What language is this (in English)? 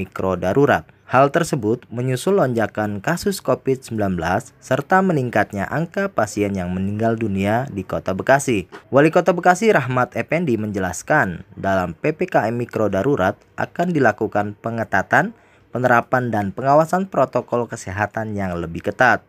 Indonesian